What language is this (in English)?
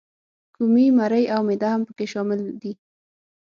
Pashto